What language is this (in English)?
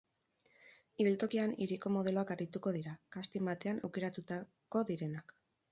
Basque